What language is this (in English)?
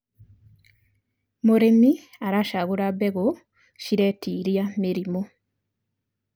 Kikuyu